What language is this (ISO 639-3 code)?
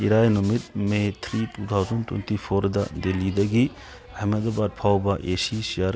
mni